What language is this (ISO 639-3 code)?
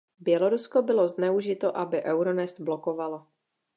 ces